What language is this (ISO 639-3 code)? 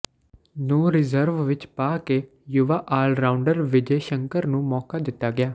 pan